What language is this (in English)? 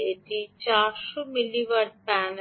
Bangla